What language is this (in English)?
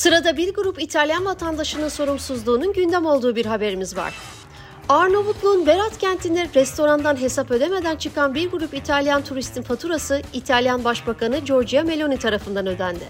Turkish